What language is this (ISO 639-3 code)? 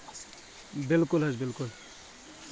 kas